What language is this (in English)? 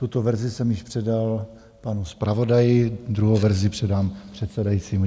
Czech